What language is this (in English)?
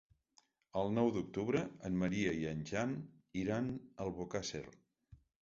Catalan